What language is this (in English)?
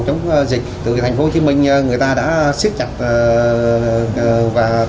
Vietnamese